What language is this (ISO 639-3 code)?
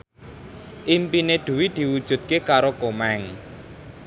jav